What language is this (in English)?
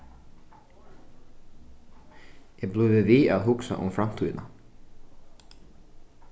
Faroese